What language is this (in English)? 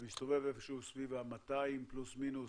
Hebrew